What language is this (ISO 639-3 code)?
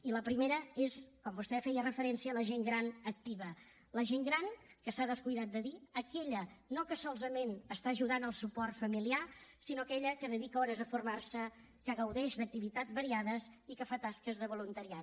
cat